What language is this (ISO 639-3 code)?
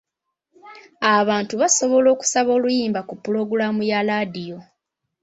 lug